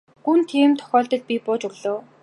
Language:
Mongolian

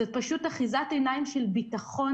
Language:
Hebrew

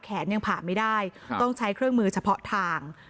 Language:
Thai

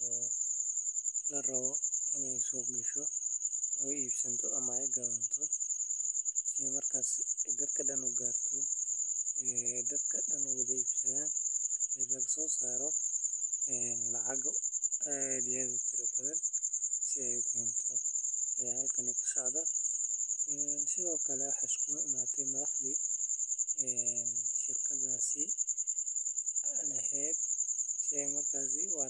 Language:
Somali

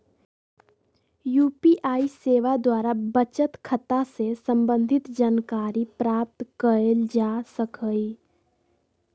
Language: Magahi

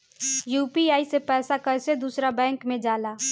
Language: Bhojpuri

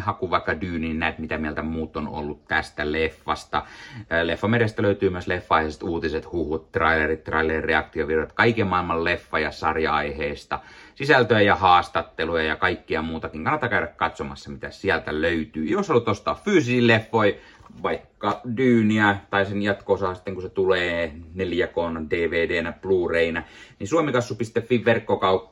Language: Finnish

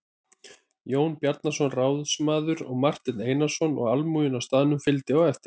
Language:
Icelandic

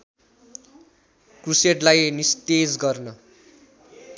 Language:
Nepali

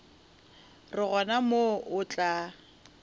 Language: Northern Sotho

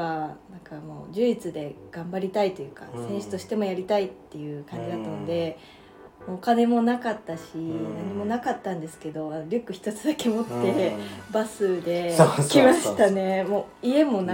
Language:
Japanese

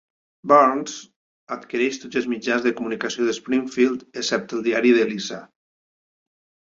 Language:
Catalan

